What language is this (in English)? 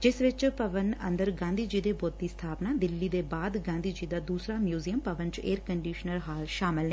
Punjabi